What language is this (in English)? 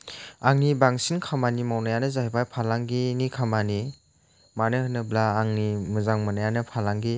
Bodo